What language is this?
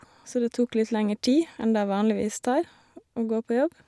Norwegian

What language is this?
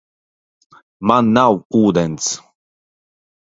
Latvian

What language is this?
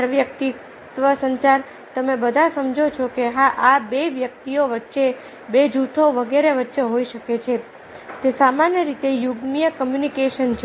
Gujarati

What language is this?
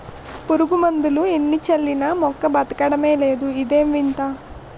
Telugu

